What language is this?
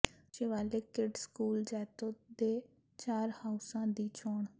Punjabi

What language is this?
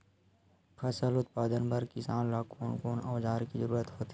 Chhattisgarhi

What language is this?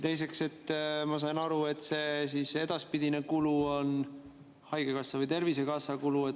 Estonian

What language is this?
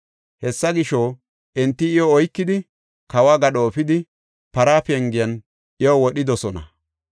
Gofa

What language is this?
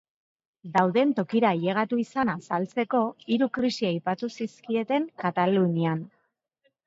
Basque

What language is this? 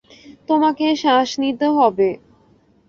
Bangla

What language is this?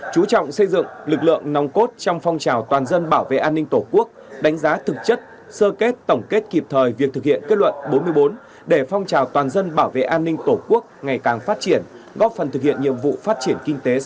Vietnamese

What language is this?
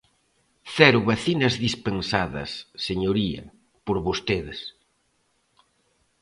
Galician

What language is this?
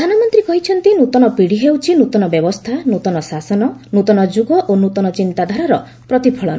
Odia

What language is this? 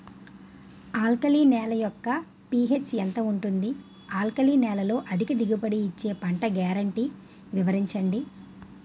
Telugu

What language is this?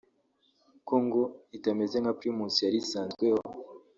Kinyarwanda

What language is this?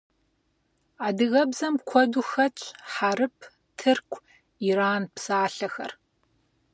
Kabardian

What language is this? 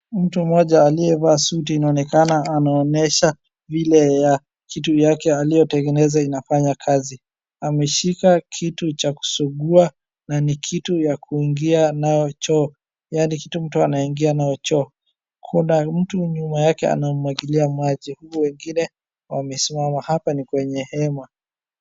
Swahili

